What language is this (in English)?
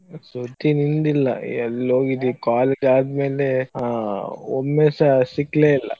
Kannada